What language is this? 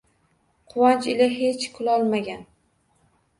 Uzbek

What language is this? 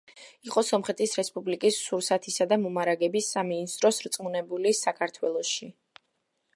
Georgian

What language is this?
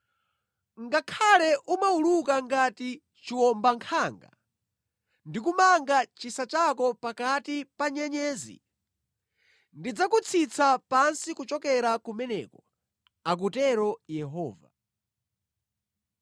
Nyanja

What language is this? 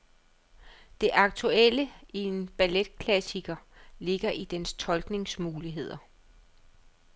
Danish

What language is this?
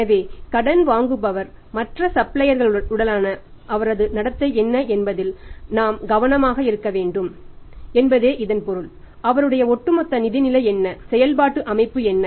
Tamil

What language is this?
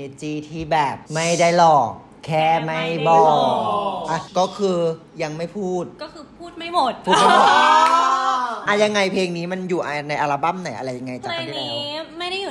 Thai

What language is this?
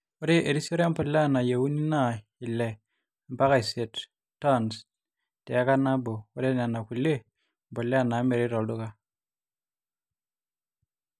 Masai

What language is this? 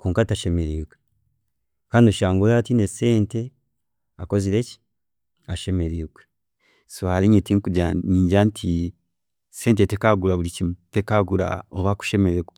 Chiga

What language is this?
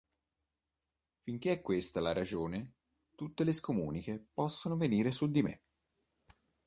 Italian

